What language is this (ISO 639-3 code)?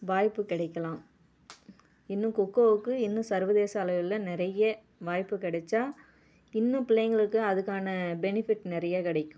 tam